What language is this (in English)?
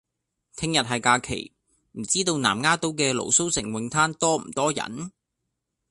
Cantonese